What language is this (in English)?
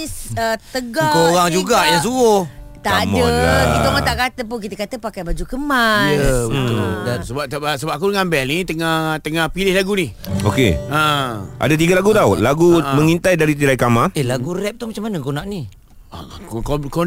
Malay